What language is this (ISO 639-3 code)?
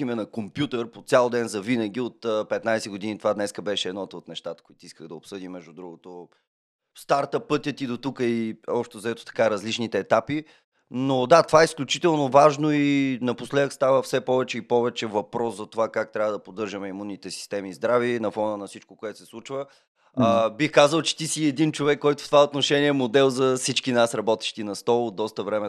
bul